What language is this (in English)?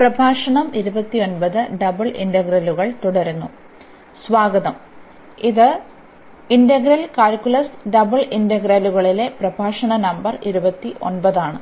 Malayalam